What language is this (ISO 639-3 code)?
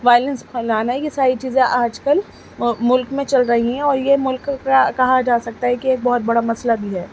urd